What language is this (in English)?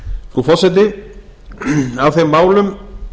Icelandic